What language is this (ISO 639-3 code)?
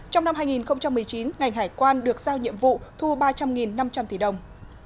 vie